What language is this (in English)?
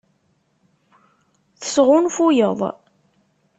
Kabyle